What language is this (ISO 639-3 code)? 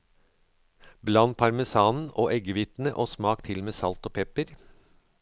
nor